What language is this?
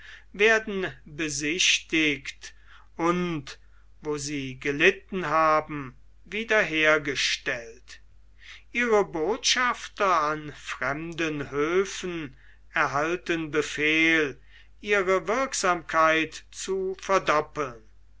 German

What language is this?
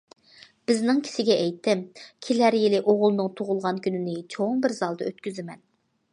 Uyghur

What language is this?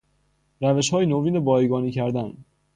Persian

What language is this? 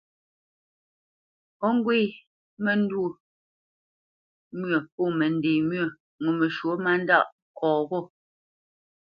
Bamenyam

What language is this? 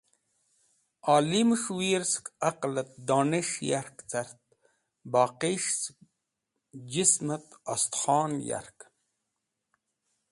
Wakhi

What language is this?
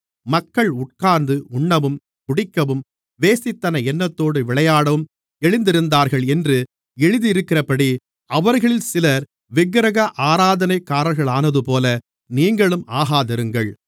Tamil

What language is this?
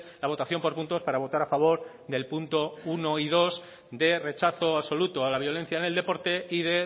Spanish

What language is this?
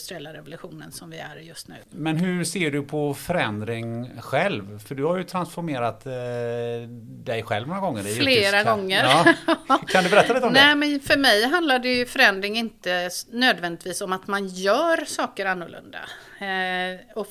Swedish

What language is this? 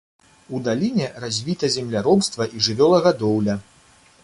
Belarusian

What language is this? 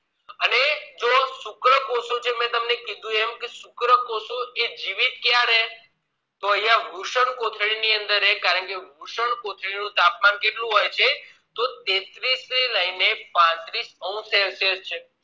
Gujarati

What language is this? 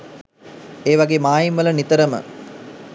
Sinhala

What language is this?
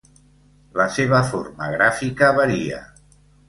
Catalan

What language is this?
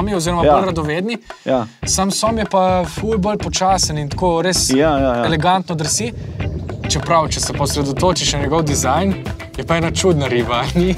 Romanian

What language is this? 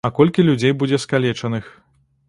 Belarusian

